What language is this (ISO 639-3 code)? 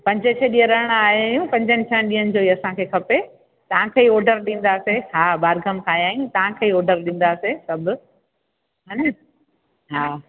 snd